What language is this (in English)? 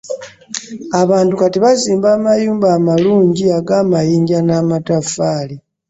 Ganda